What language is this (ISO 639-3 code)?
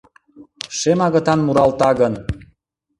chm